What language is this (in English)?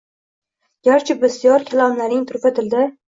Uzbek